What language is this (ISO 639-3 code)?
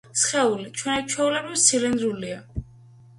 kat